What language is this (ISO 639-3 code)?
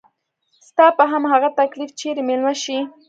pus